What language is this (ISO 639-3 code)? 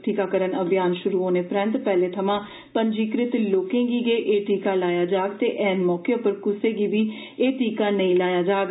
doi